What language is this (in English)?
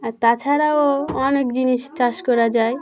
Bangla